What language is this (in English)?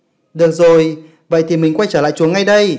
Vietnamese